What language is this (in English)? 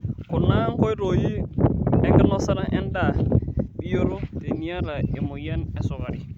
Masai